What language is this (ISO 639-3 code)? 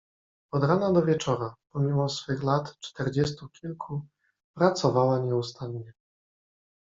pol